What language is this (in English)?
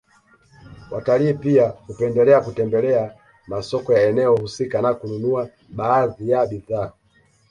Swahili